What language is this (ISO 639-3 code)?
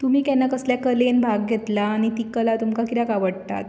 kok